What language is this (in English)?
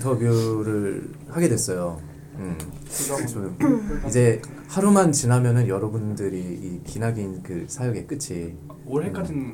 Korean